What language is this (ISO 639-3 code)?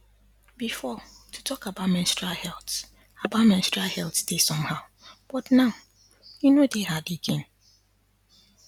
pcm